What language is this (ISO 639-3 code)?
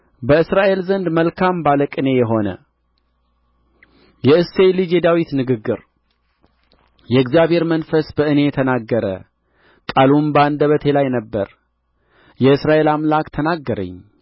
amh